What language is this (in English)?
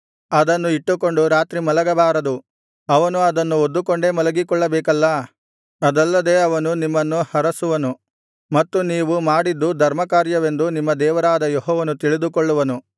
Kannada